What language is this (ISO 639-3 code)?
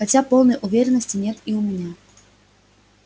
rus